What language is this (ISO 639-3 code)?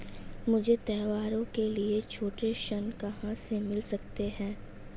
hin